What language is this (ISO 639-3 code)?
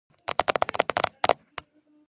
kat